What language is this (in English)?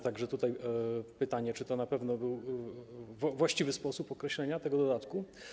Polish